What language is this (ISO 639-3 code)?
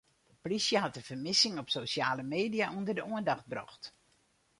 fry